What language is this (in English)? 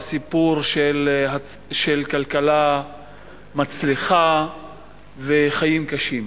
Hebrew